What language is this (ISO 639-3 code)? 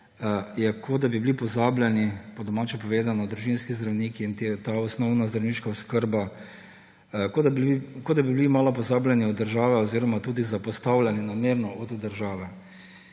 slv